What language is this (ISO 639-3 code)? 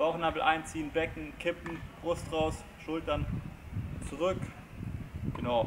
deu